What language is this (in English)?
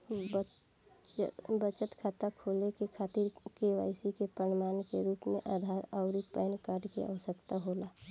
Bhojpuri